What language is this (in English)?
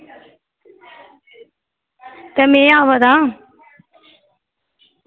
Dogri